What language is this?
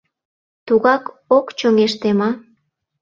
Mari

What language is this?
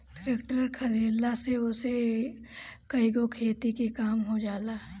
Bhojpuri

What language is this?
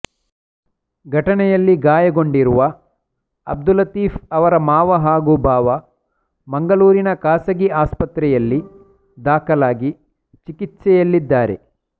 Kannada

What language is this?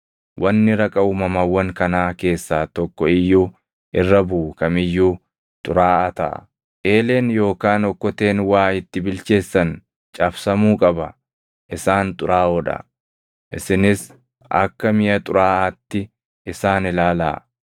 Oromo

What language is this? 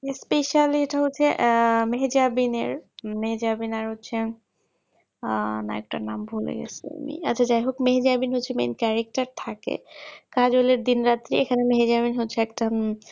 Bangla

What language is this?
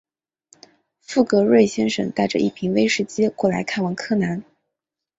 Chinese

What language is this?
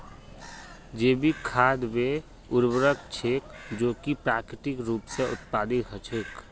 Magahi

